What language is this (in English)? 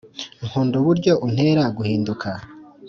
Kinyarwanda